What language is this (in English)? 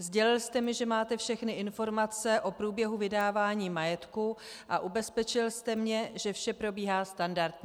Czech